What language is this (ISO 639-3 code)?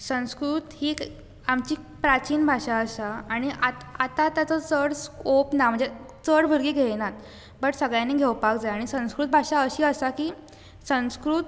kok